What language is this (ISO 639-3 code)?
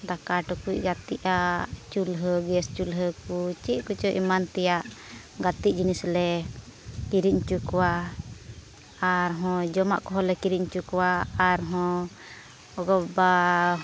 sat